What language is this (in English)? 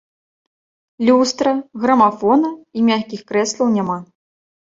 Belarusian